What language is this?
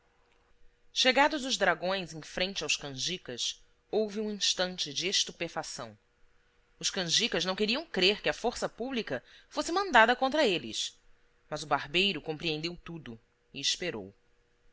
Portuguese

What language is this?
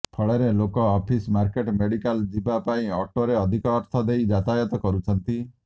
Odia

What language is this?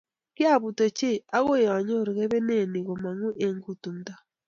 Kalenjin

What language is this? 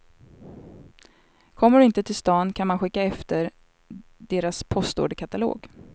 Swedish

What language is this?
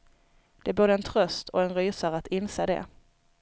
Swedish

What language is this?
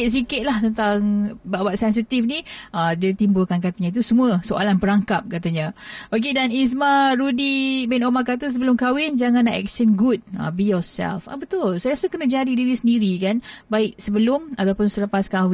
Malay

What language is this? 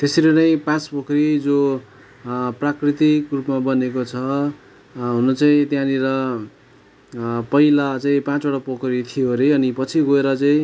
Nepali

